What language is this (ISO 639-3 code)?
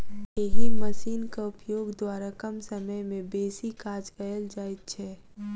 mai